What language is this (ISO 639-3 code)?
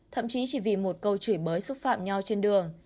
vie